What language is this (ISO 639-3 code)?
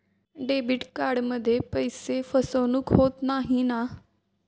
mar